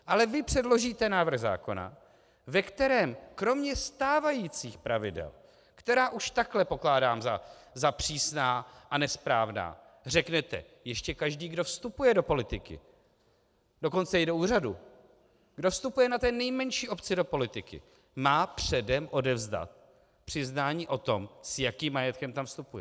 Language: Czech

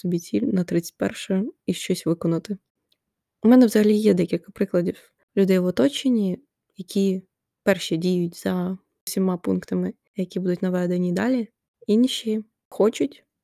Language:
Ukrainian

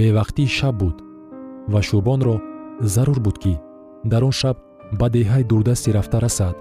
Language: Persian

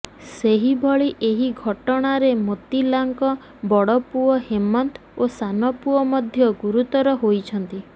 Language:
Odia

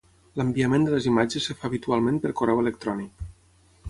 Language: Catalan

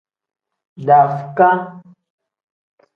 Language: Tem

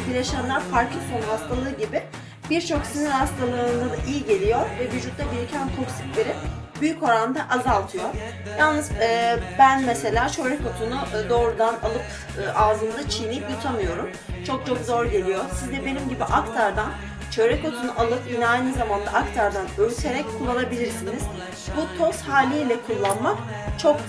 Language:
Turkish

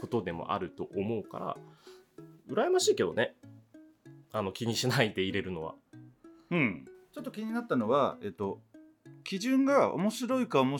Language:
Japanese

